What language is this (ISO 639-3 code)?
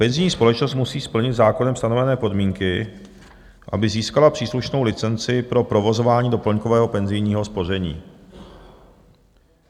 ces